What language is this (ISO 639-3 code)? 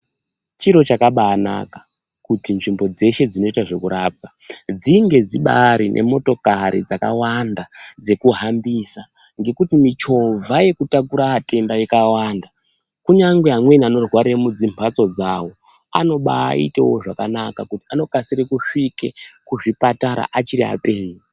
ndc